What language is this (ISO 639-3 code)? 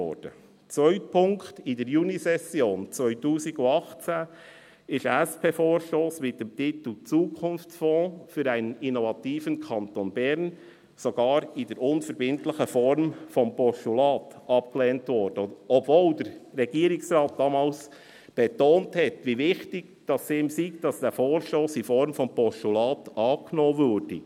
gsw